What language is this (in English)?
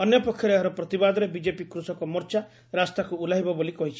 Odia